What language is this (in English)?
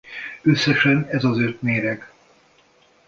Hungarian